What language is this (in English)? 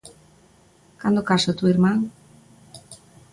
Galician